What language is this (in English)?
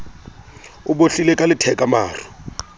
Southern Sotho